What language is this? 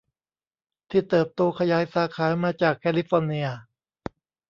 Thai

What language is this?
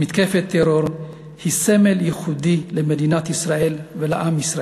Hebrew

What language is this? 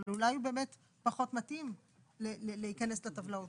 Hebrew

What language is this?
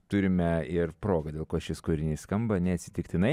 Lithuanian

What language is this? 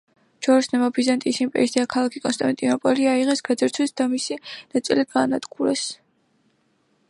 Georgian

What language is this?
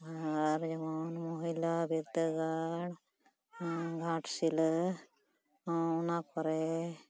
Santali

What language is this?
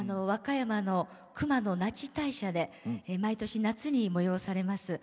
Japanese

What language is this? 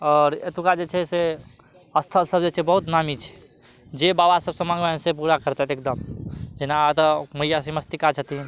Maithili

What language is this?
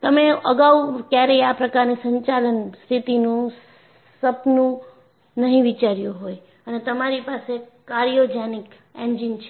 Gujarati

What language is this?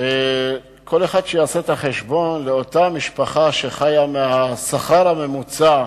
Hebrew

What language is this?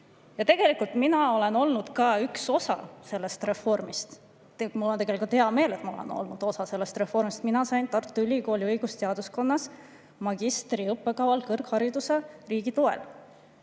Estonian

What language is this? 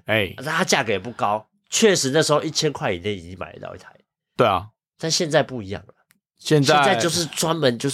Chinese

